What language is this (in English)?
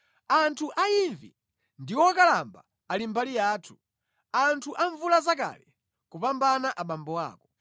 Nyanja